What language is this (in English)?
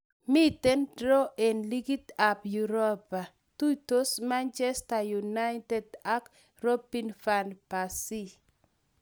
Kalenjin